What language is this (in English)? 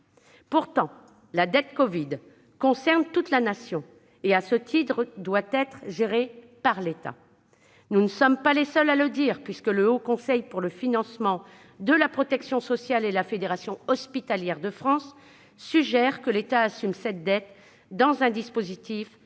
French